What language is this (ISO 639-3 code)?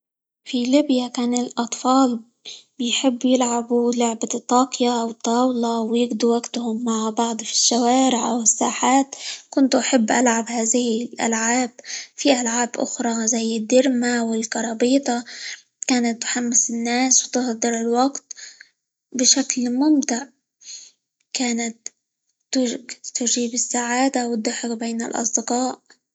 ayl